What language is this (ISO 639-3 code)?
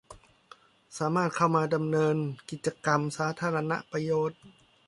tha